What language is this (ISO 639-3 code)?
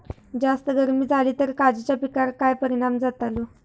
mar